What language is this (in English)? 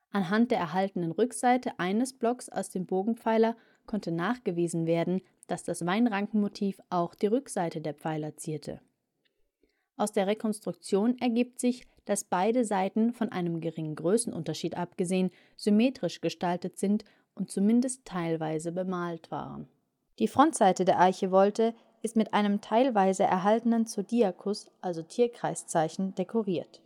German